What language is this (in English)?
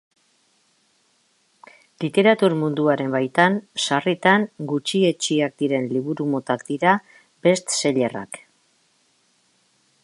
Basque